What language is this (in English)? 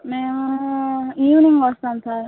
Telugu